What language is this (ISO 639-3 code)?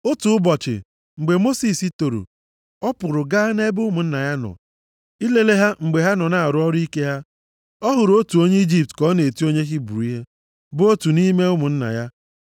ibo